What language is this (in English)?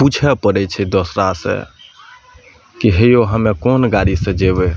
Maithili